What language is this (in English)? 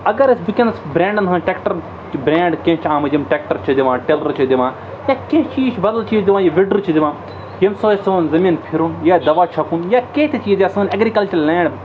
Kashmiri